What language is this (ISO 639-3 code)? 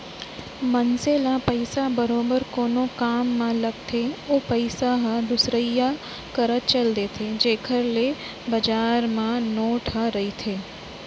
hne